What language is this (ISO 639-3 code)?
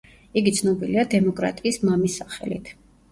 kat